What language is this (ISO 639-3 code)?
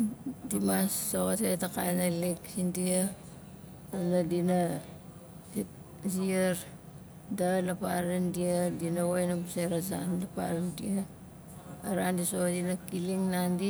nal